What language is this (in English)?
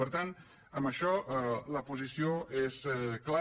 Catalan